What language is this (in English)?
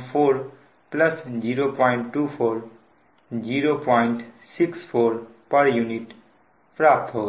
Hindi